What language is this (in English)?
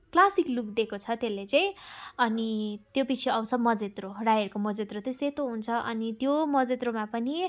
Nepali